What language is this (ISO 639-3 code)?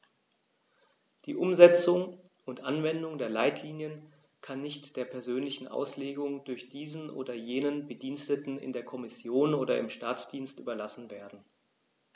deu